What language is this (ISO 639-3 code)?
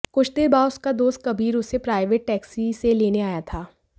hin